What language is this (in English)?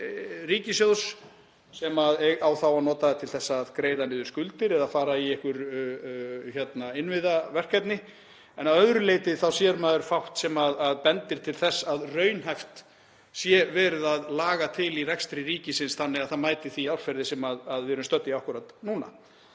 Icelandic